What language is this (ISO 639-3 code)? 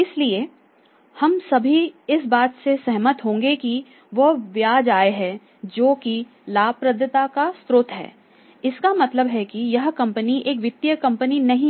hin